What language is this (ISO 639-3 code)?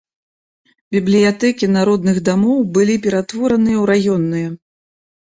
bel